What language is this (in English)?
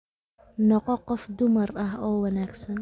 Somali